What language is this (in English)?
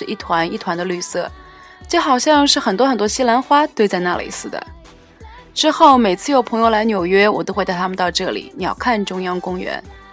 Chinese